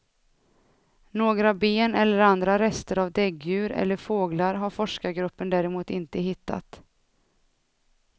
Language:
Swedish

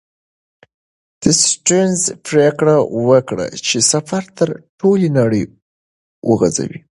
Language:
Pashto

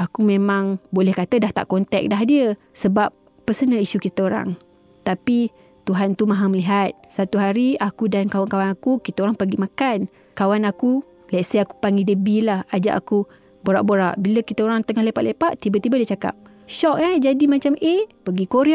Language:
Malay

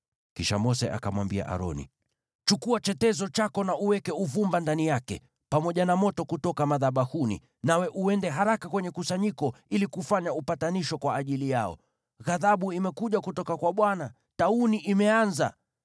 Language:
Swahili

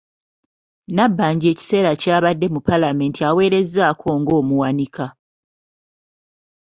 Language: Ganda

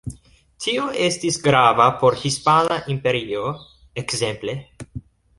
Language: Esperanto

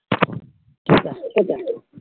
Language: Bangla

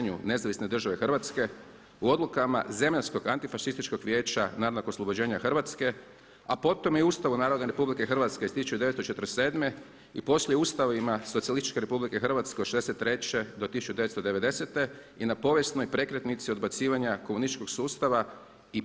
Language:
Croatian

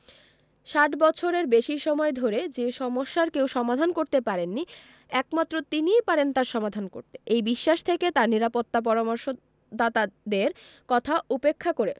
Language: Bangla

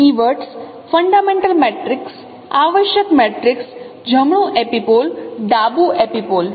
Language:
Gujarati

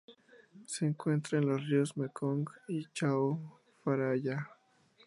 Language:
Spanish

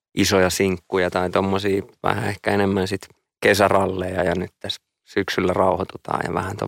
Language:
Finnish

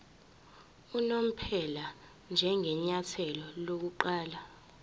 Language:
Zulu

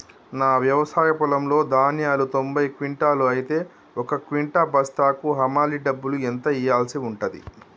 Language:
Telugu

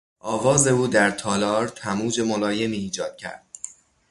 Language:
Persian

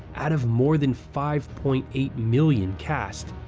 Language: English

